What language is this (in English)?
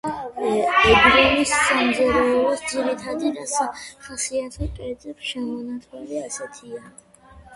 Georgian